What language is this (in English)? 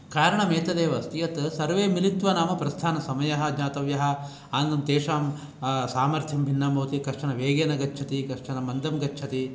Sanskrit